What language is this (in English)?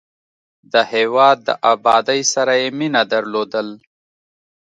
Pashto